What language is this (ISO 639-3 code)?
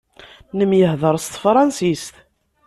kab